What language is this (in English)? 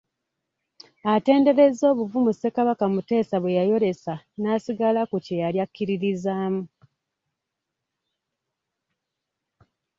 Ganda